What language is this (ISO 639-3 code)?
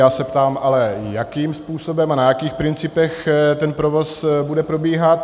ces